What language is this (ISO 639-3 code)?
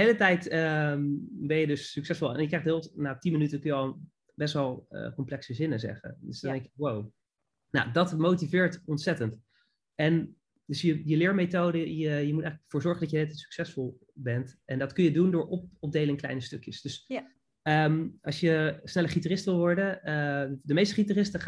nld